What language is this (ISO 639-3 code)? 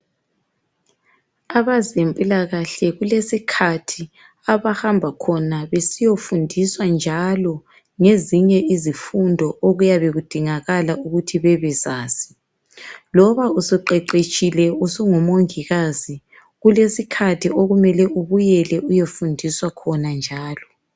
nde